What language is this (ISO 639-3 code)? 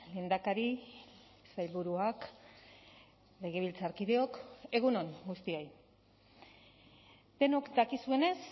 eus